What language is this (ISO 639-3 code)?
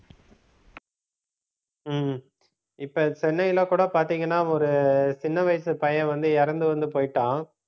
tam